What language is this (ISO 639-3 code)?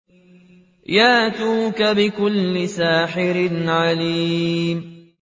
ara